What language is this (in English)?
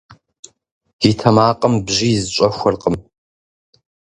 Kabardian